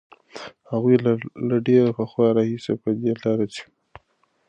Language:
Pashto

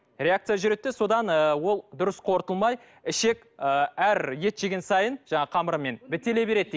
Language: Kazakh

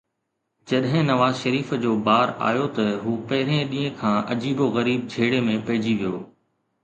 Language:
Sindhi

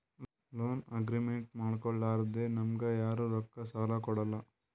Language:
Kannada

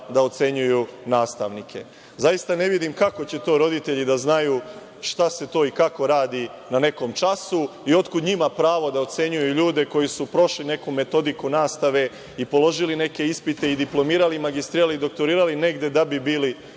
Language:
Serbian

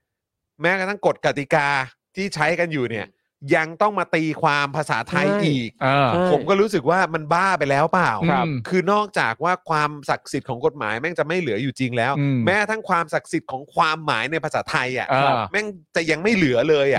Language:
Thai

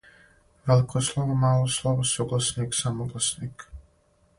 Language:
Serbian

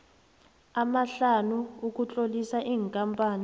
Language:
South Ndebele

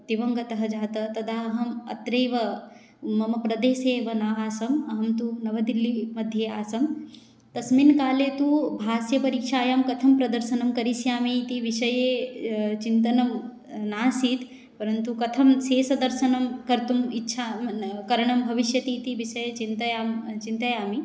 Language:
Sanskrit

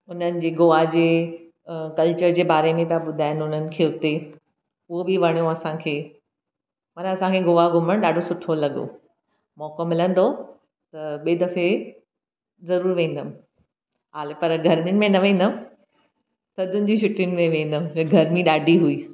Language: Sindhi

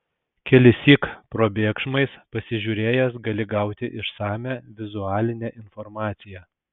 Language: Lithuanian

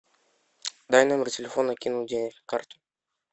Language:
Russian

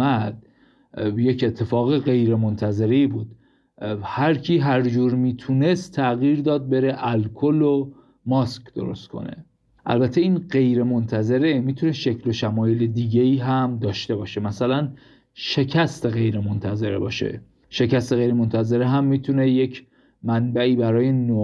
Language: Persian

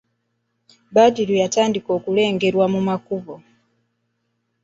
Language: Ganda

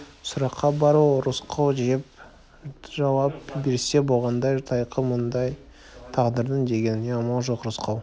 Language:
Kazakh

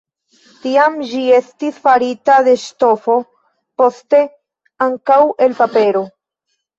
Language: Esperanto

